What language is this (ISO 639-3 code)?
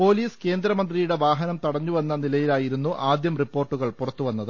mal